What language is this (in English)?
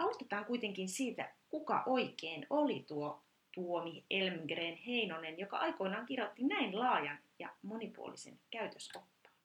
Finnish